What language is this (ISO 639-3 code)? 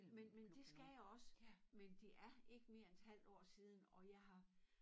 dan